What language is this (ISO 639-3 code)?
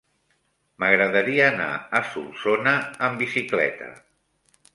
cat